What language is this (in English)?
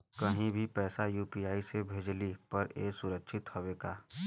Bhojpuri